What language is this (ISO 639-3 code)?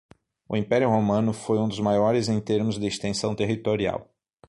por